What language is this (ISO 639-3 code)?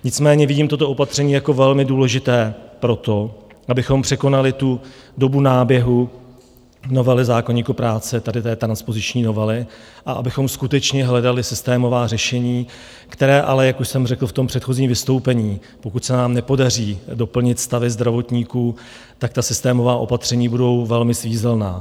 ces